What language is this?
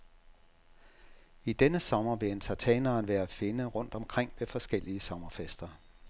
Danish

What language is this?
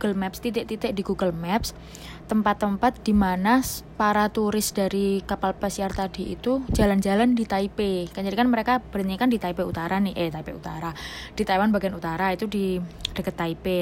Indonesian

